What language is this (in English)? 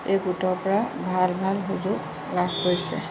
Assamese